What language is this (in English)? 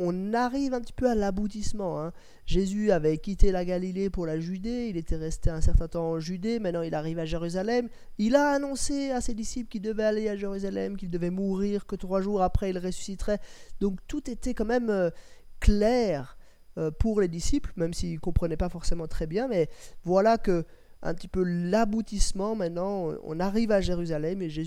French